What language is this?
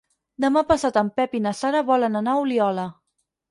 Catalan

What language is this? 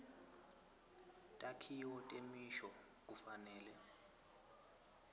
Swati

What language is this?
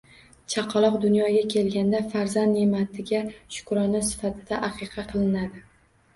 Uzbek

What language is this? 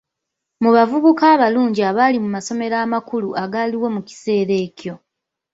Ganda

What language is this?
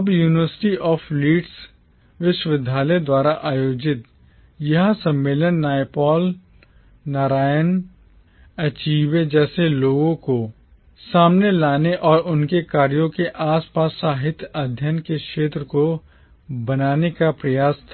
Hindi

